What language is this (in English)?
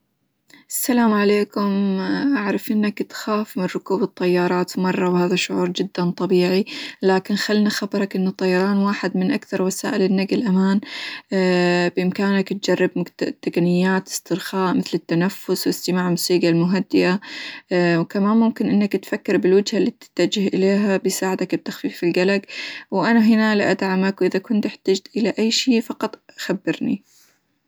Hijazi Arabic